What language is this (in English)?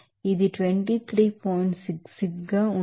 Telugu